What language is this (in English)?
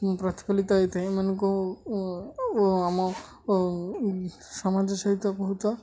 Odia